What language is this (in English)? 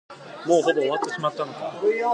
Japanese